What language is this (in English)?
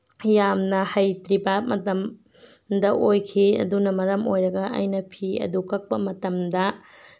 Manipuri